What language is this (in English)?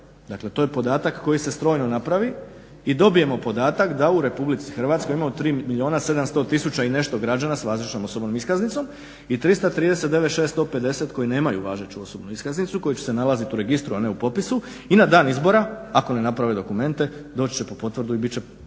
Croatian